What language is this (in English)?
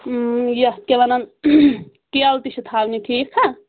Kashmiri